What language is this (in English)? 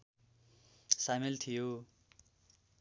Nepali